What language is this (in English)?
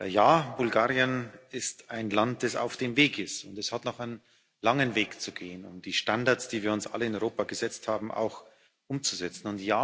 German